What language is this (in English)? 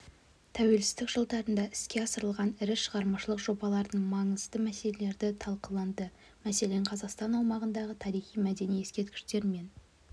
Kazakh